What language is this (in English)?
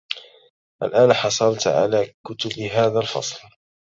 Arabic